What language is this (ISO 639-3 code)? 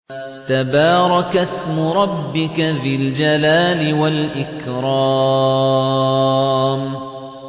ara